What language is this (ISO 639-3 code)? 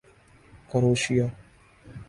urd